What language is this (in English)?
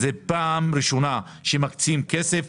Hebrew